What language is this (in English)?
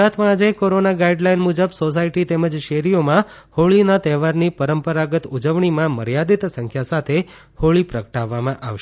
Gujarati